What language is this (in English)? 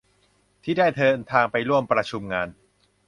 Thai